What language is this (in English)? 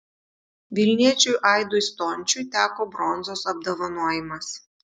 Lithuanian